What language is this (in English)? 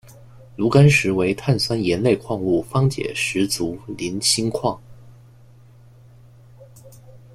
Chinese